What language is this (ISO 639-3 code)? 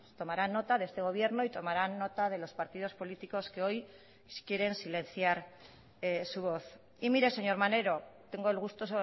spa